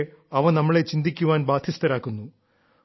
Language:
Malayalam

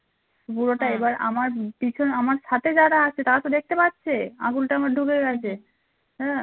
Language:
Bangla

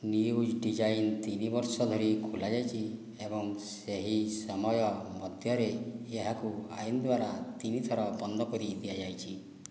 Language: Odia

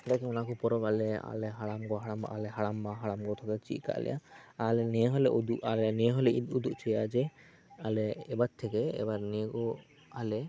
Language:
Santali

